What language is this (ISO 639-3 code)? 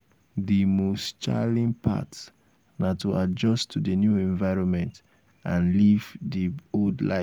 pcm